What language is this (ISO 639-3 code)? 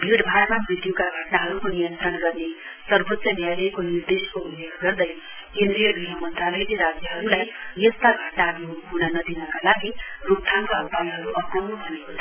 nep